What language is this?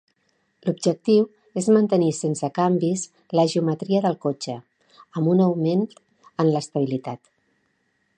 Catalan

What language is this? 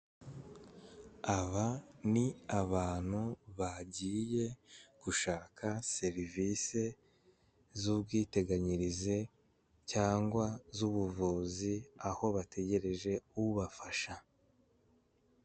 Kinyarwanda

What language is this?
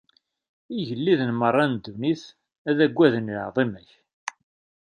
Kabyle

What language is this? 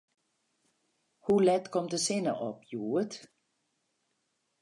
Western Frisian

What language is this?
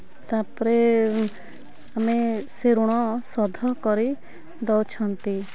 Odia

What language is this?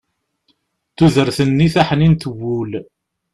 Kabyle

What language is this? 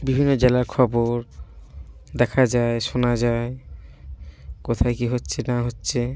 Bangla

